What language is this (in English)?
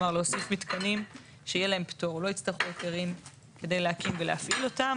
Hebrew